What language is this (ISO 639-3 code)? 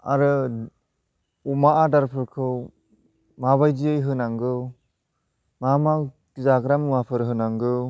brx